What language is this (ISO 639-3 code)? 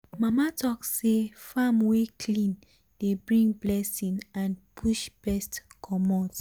pcm